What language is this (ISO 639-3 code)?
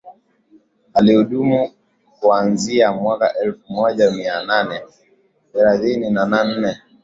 swa